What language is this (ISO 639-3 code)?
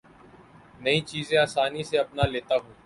urd